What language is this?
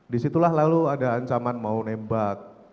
Indonesian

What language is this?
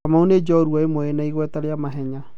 Kikuyu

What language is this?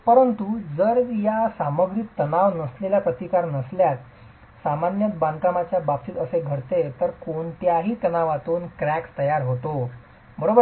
Marathi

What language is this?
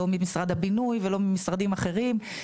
Hebrew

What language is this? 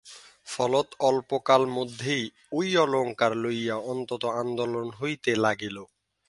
Bangla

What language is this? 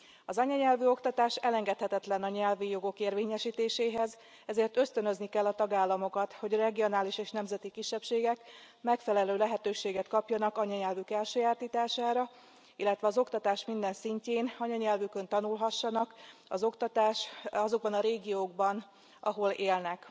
Hungarian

